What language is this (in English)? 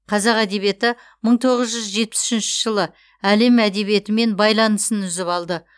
Kazakh